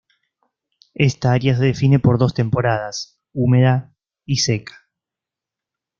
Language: Spanish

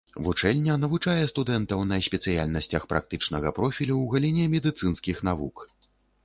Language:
Belarusian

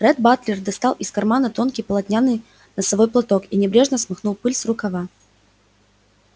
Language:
Russian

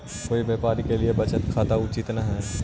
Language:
Magahi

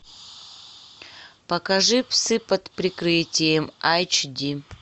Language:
Russian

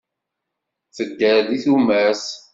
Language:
Kabyle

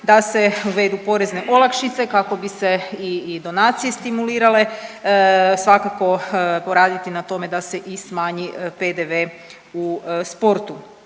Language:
Croatian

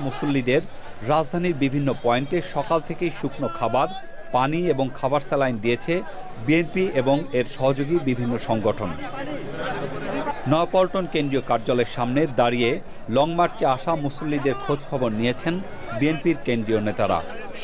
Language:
Bangla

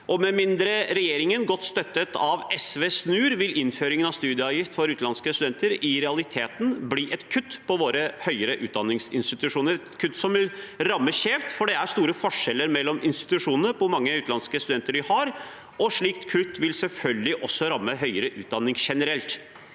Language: Norwegian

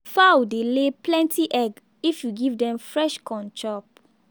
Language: Nigerian Pidgin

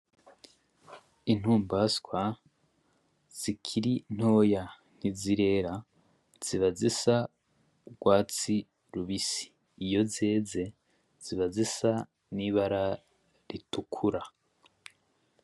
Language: Rundi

